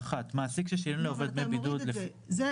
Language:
Hebrew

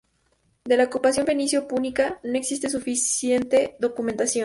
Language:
Spanish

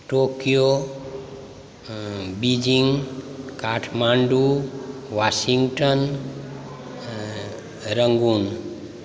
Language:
Maithili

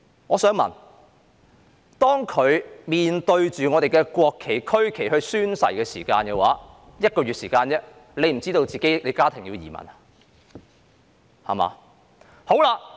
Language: Cantonese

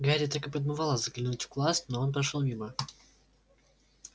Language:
Russian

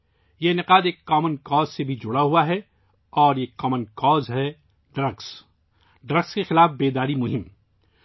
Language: Urdu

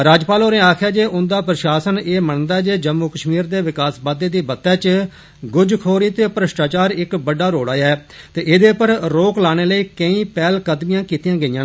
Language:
Dogri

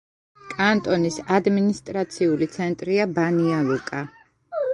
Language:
Georgian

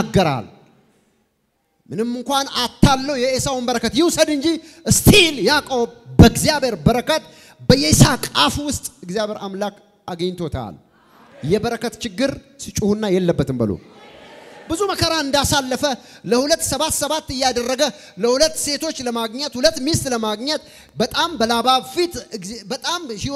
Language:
Arabic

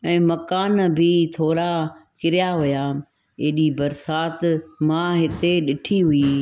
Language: Sindhi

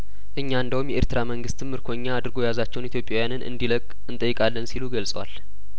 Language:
Amharic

